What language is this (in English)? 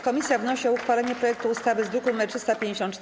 Polish